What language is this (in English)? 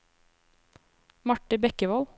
Norwegian